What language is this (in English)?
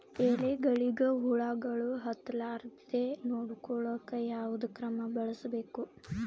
Kannada